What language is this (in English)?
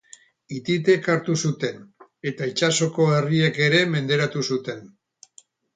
Basque